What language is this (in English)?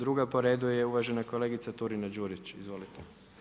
Croatian